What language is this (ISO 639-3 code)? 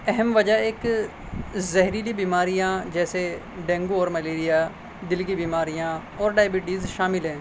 urd